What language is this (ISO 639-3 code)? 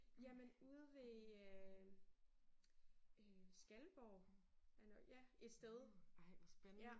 dan